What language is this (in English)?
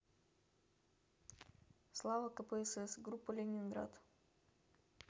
Russian